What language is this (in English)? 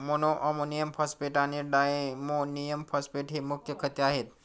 Marathi